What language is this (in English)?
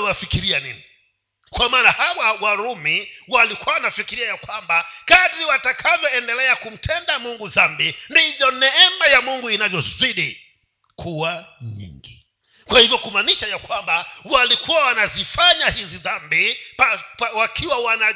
Swahili